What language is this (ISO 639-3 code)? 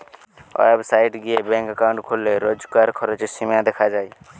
ben